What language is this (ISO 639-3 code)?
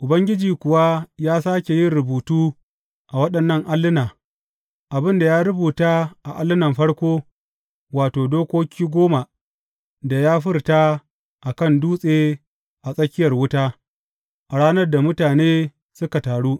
hau